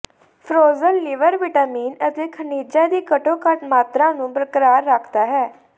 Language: Punjabi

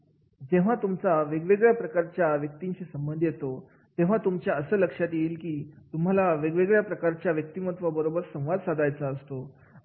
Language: Marathi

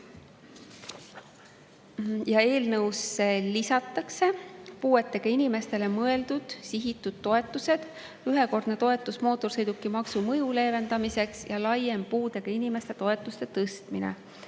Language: Estonian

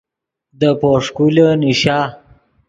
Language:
Yidgha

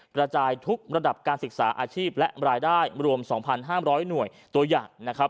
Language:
Thai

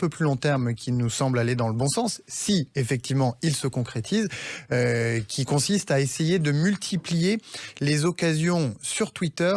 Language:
French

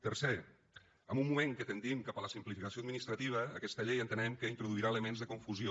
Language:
Catalan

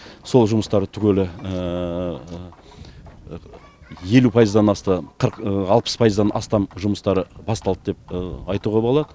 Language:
Kazakh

